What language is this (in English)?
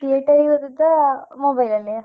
Kannada